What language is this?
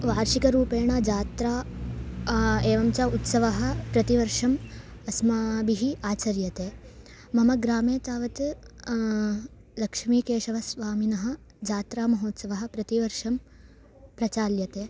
Sanskrit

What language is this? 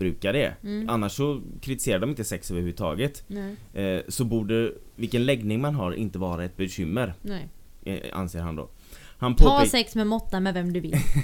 Swedish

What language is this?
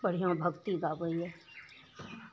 Maithili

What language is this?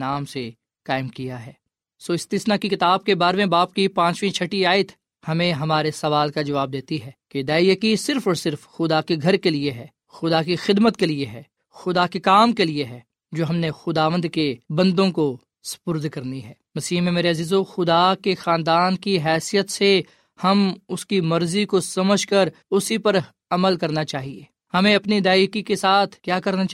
Urdu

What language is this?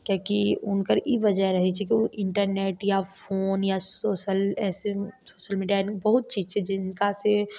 Maithili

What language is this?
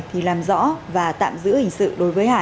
Vietnamese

